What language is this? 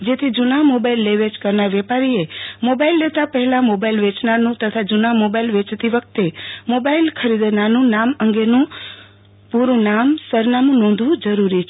Gujarati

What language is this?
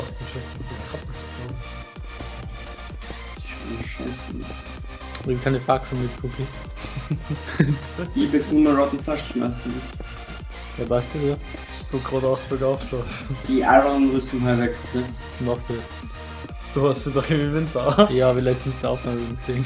German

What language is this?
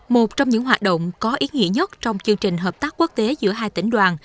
Vietnamese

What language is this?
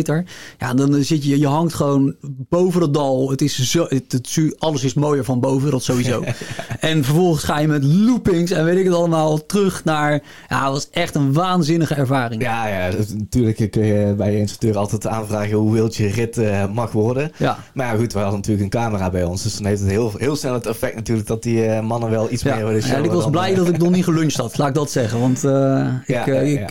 Dutch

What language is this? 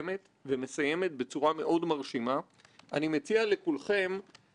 Hebrew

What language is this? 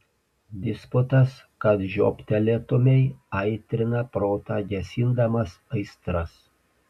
Lithuanian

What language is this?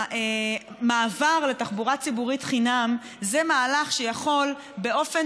Hebrew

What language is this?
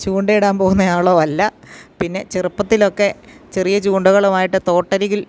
Malayalam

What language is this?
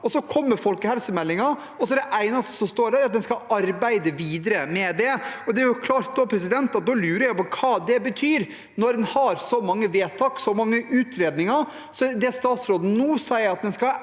Norwegian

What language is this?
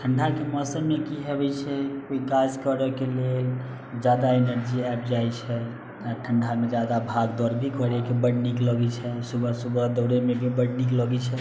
Maithili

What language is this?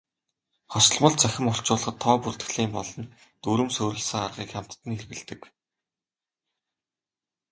Mongolian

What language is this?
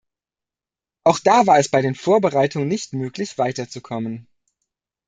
German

